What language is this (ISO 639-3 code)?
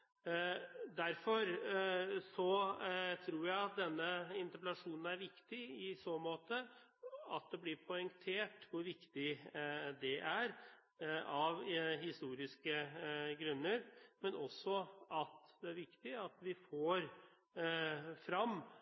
nob